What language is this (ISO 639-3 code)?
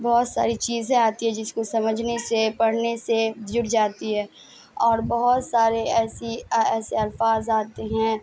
urd